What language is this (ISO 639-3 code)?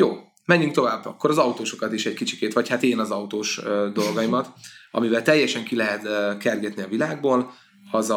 hun